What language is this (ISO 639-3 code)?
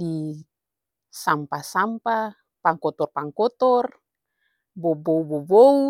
abs